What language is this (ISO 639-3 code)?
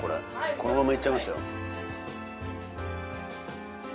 jpn